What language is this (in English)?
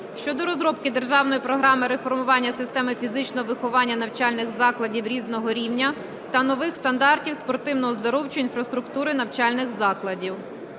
Ukrainian